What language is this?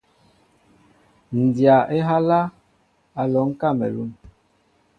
Mbo (Cameroon)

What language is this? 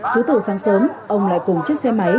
Vietnamese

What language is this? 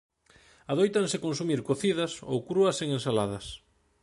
Galician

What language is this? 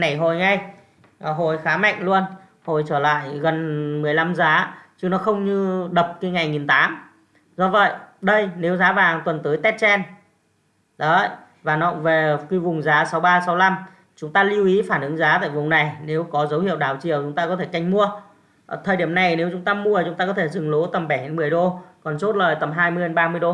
Vietnamese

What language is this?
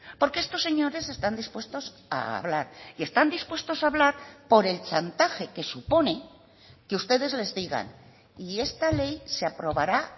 Spanish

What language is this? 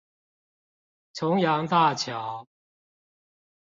Chinese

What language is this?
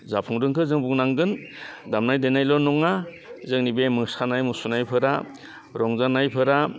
Bodo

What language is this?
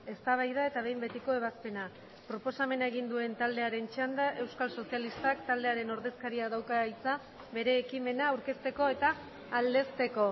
Basque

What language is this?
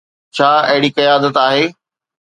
Sindhi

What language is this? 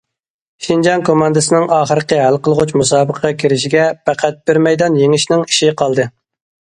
Uyghur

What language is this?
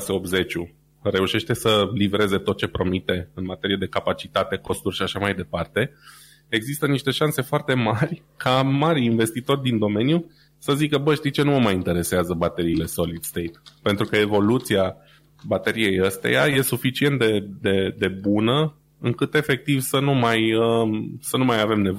Romanian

